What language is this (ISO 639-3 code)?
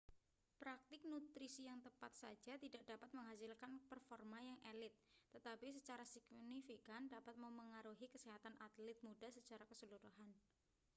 ind